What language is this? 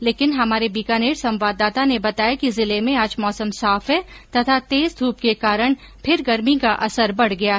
Hindi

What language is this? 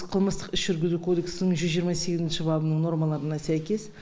Kazakh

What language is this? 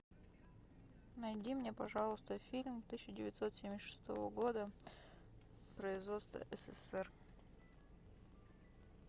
Russian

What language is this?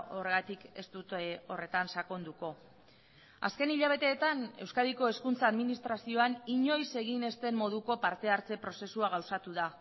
Basque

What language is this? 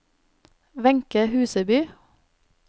Norwegian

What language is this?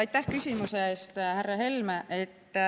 Estonian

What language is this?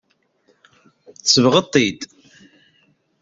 Kabyle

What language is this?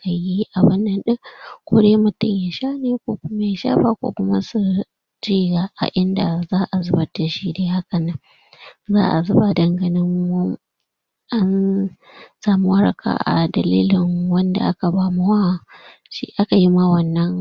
Hausa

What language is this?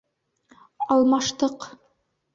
Bashkir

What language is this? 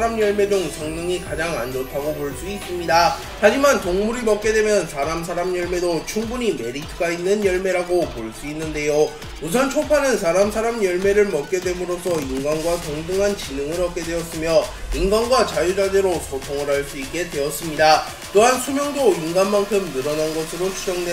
Korean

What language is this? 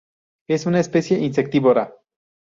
Spanish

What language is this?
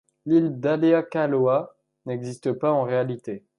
French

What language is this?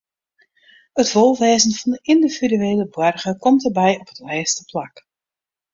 Western Frisian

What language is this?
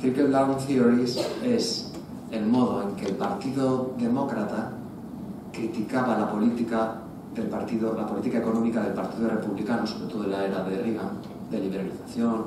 Spanish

